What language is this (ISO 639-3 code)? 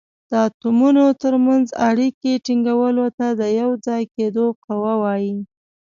pus